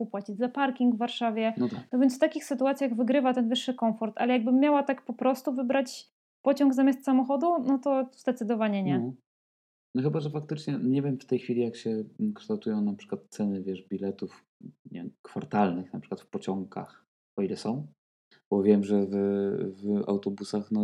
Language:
Polish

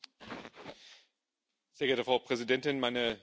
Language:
German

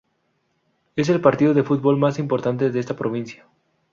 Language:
Spanish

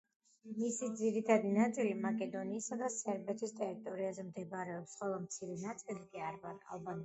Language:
Georgian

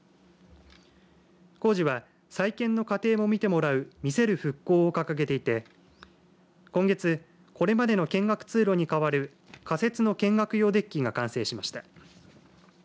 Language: Japanese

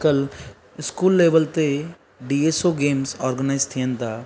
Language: Sindhi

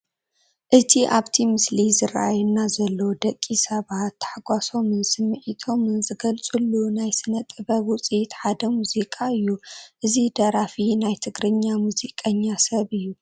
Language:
Tigrinya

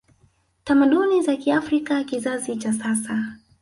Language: Swahili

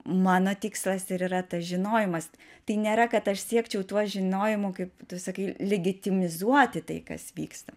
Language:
Lithuanian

